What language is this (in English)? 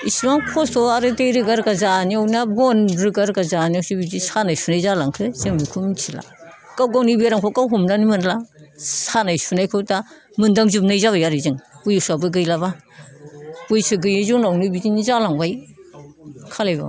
Bodo